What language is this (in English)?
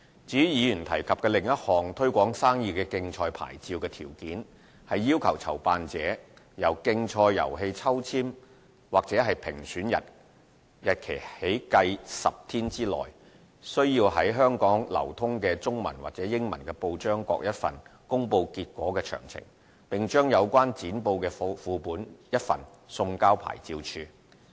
Cantonese